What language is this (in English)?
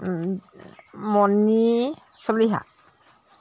Assamese